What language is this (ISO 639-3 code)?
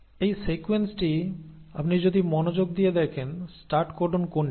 ben